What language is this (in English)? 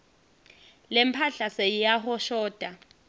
Swati